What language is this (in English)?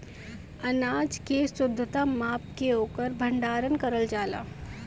Bhojpuri